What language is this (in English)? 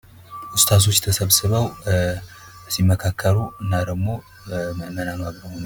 Amharic